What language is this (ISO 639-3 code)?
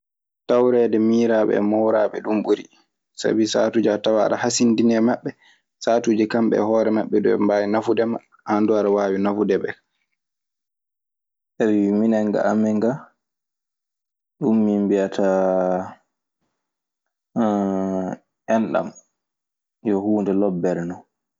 ffm